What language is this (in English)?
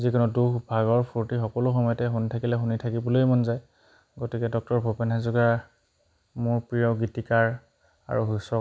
Assamese